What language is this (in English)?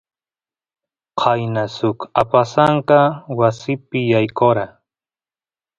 Santiago del Estero Quichua